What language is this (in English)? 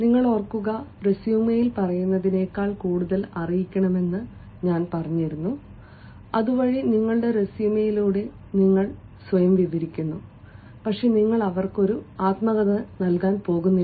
Malayalam